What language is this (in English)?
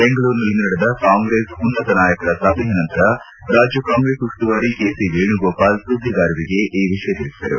Kannada